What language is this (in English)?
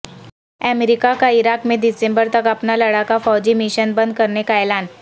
Urdu